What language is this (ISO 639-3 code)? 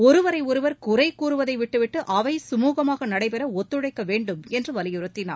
tam